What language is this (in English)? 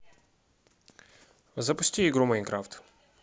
Russian